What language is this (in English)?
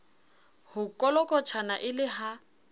Southern Sotho